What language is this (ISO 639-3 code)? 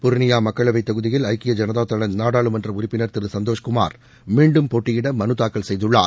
tam